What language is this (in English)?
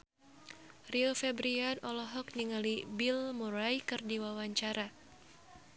Sundanese